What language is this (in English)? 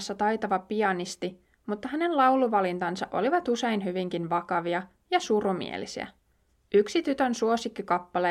Finnish